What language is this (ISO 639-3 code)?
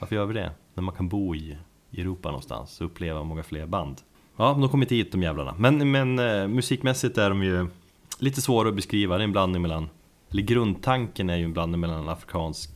swe